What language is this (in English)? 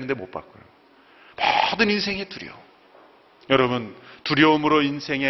Korean